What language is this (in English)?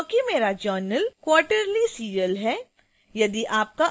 Hindi